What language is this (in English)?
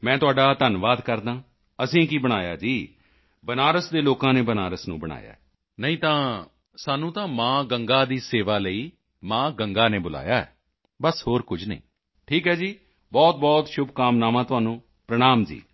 Punjabi